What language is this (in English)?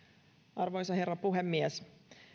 Finnish